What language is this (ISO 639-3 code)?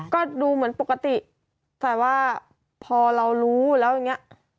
tha